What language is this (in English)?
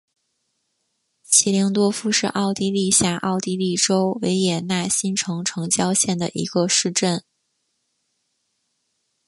Chinese